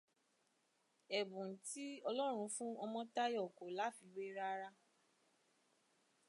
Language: Yoruba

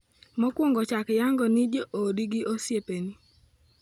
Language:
Luo (Kenya and Tanzania)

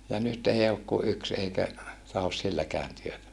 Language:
Finnish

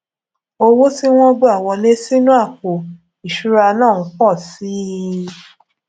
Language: Yoruba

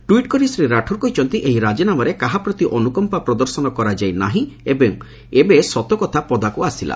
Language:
Odia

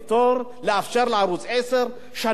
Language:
Hebrew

